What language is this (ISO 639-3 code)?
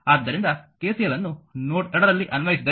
kan